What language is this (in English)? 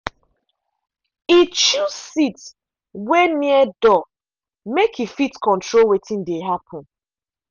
Nigerian Pidgin